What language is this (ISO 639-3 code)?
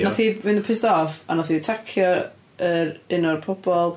cym